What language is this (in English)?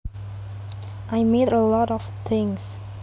Javanese